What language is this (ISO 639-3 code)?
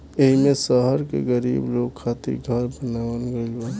bho